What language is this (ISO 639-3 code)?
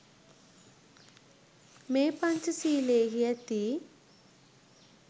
sin